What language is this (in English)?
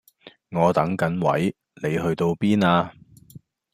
Cantonese